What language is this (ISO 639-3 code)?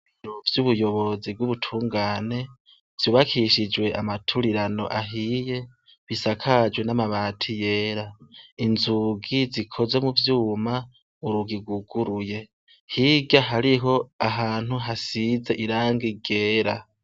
run